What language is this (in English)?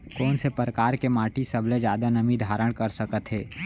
Chhattisgarhi